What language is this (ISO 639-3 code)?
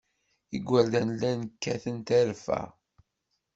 kab